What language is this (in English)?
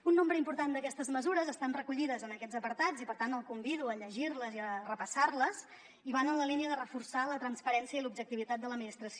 Catalan